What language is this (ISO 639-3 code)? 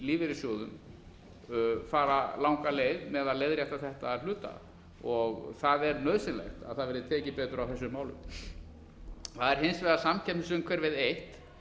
isl